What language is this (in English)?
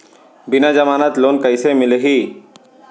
Chhattisgarhi